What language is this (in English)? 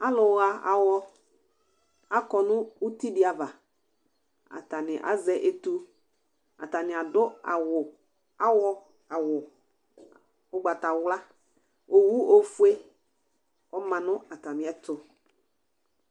Ikposo